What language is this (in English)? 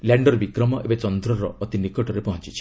Odia